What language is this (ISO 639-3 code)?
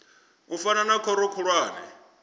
ven